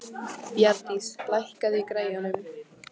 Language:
Icelandic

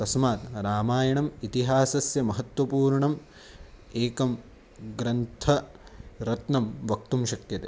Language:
Sanskrit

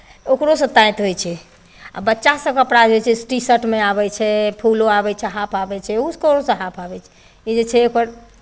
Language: Maithili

